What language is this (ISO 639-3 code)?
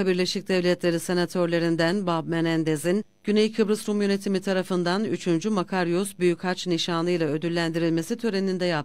tur